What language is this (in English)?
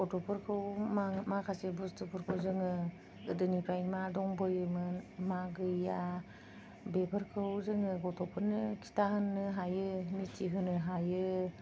Bodo